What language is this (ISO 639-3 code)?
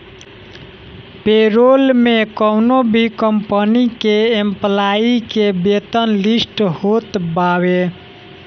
bho